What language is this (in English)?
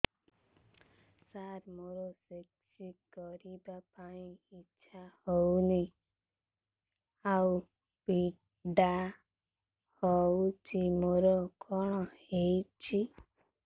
Odia